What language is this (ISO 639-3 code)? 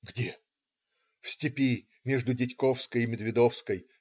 rus